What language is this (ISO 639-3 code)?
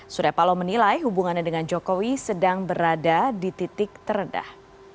ind